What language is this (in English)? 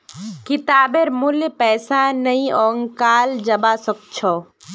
Magahi